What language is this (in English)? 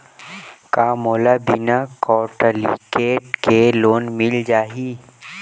Chhattisgarhi